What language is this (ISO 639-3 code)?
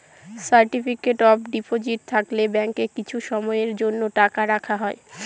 ben